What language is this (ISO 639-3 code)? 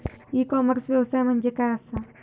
mar